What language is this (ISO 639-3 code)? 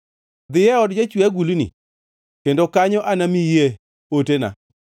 luo